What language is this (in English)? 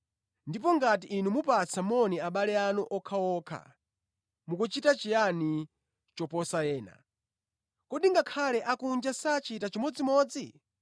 Nyanja